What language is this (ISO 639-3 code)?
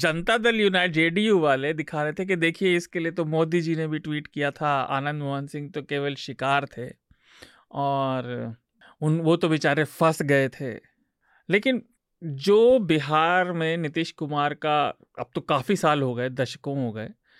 hin